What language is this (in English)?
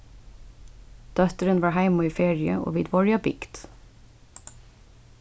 Faroese